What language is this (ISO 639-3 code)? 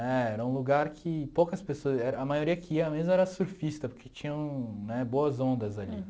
por